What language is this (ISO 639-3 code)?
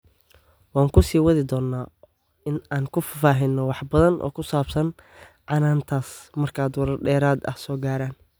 som